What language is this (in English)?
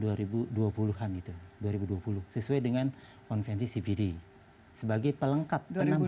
Indonesian